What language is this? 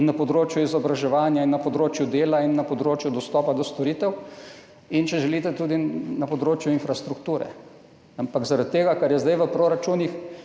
Slovenian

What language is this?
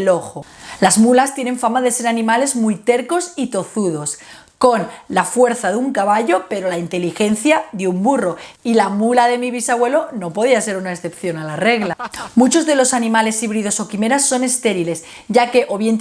Spanish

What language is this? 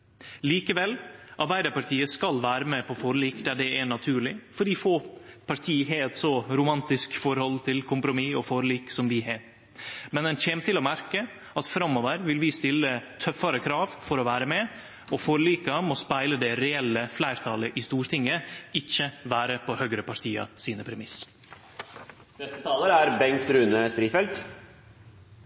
Norwegian Nynorsk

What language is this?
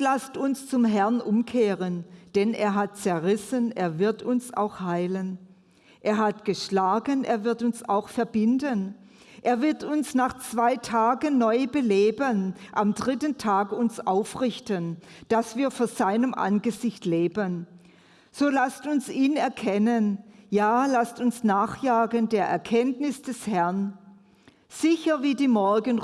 German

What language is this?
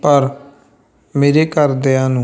Punjabi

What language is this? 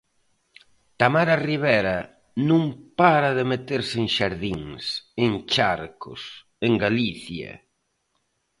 Galician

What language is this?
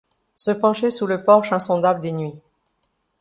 French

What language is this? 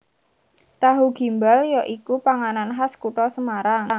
Javanese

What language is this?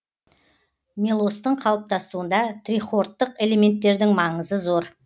Kazakh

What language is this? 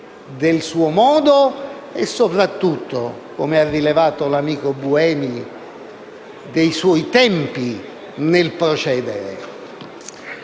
Italian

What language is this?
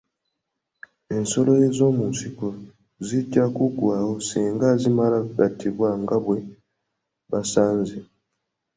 Ganda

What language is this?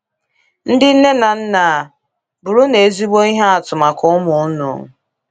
Igbo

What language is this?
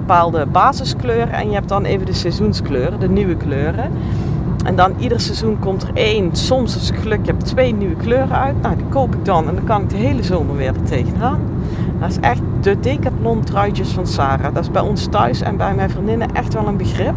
Dutch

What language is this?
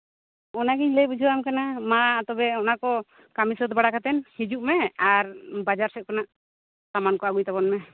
Santali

